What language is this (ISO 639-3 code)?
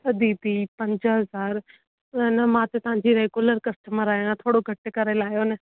snd